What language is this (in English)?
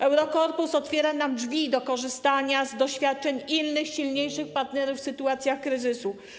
Polish